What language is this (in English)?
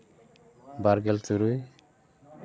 Santali